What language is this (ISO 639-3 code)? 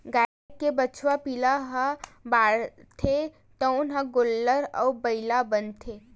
hne